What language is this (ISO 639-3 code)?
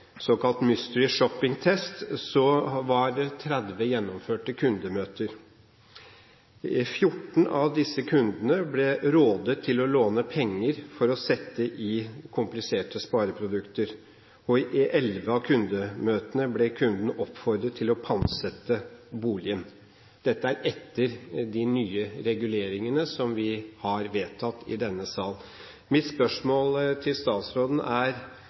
nob